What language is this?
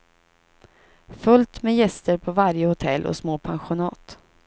Swedish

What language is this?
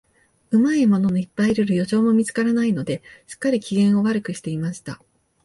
Japanese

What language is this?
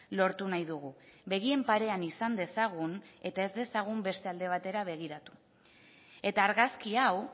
Basque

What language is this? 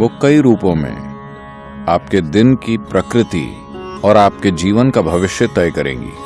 Hindi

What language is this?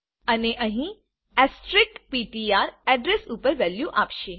Gujarati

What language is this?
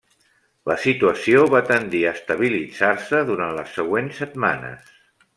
Catalan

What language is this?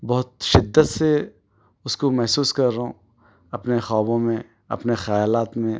Urdu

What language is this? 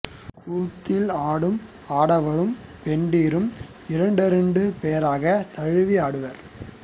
Tamil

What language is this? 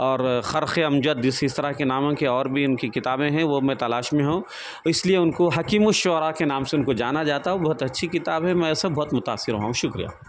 Urdu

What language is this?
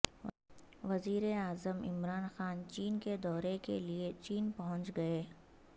Urdu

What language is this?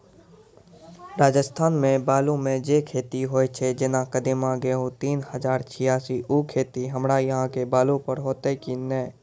Maithili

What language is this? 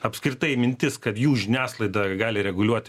Lithuanian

